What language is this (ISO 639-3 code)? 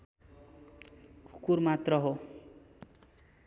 nep